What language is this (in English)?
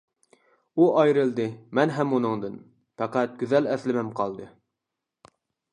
Uyghur